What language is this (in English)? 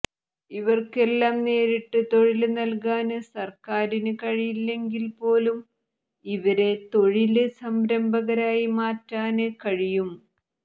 Malayalam